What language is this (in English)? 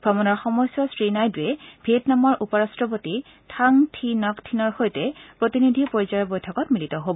Assamese